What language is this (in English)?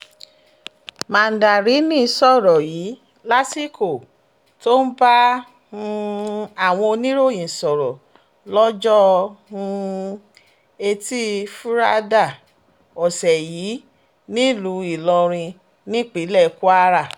Yoruba